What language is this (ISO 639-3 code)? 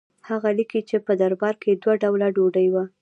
pus